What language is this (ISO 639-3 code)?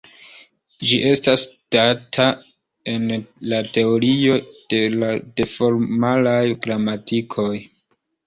epo